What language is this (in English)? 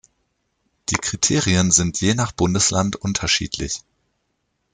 German